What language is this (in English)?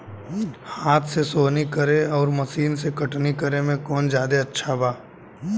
Bhojpuri